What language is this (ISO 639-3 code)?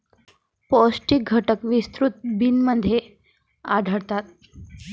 mar